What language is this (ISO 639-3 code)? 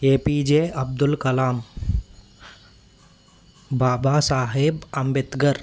tel